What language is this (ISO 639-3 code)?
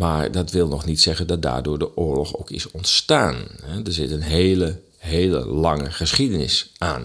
nld